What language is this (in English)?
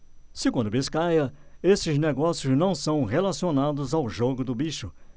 Portuguese